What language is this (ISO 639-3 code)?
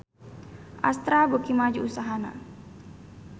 sun